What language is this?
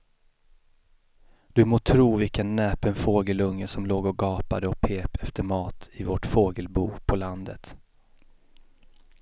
Swedish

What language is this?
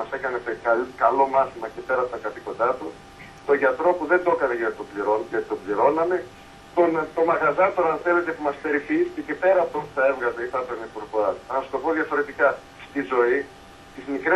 Greek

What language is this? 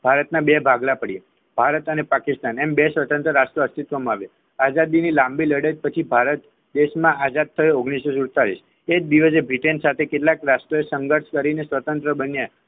Gujarati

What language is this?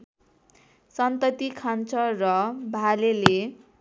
Nepali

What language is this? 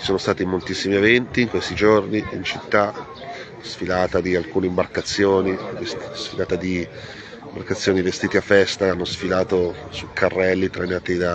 Italian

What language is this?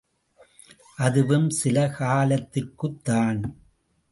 Tamil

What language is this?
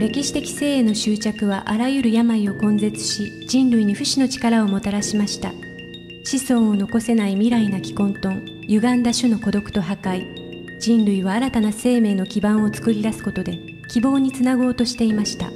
Japanese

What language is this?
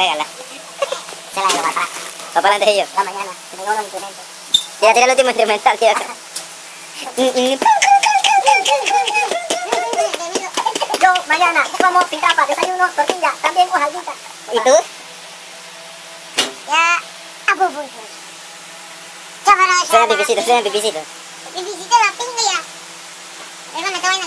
Spanish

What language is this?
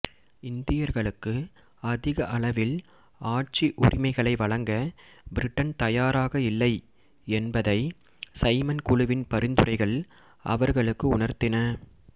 Tamil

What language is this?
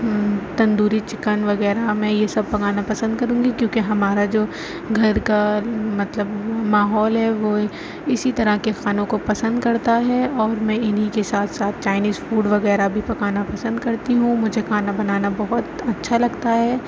Urdu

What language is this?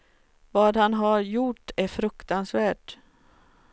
Swedish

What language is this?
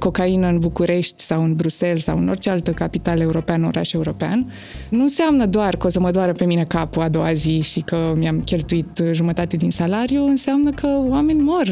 Romanian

